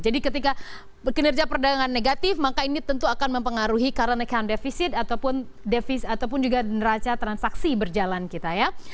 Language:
Indonesian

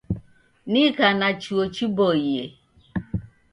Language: Taita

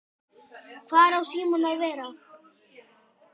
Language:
Icelandic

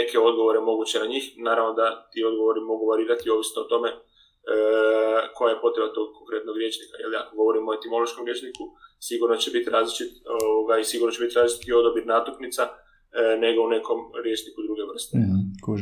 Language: Croatian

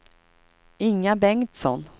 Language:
Swedish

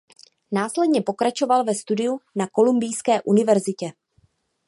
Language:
Czech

